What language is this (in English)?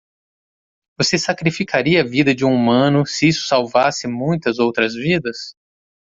Portuguese